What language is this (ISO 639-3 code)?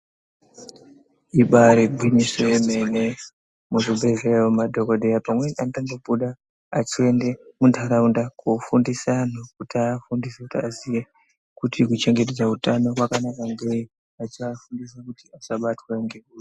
ndc